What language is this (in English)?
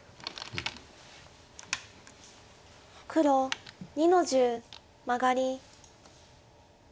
Japanese